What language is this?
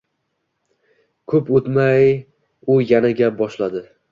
Uzbek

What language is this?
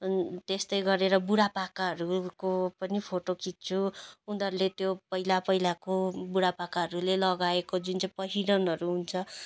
Nepali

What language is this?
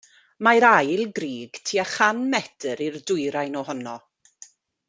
Welsh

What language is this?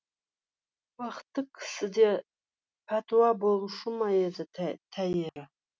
Kazakh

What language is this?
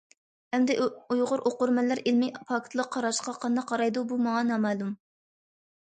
Uyghur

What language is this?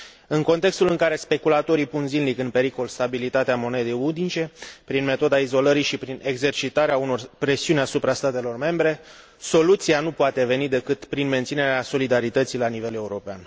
Romanian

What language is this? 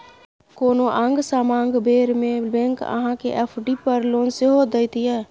Maithili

